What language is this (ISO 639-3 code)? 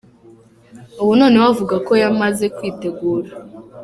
kin